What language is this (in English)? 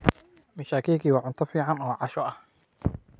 Somali